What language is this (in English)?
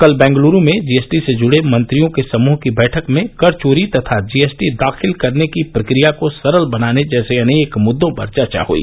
Hindi